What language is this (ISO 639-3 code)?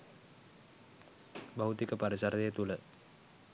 sin